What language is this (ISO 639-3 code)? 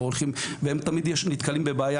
heb